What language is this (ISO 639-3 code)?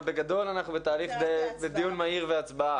heb